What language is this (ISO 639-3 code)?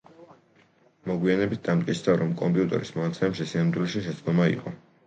kat